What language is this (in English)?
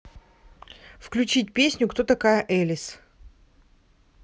Russian